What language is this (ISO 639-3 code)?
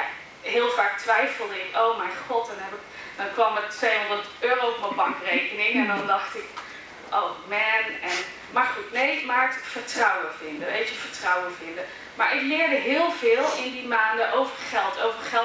nld